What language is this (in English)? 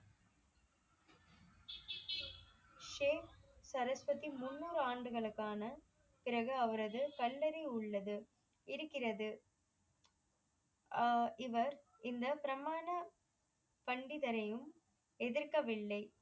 Tamil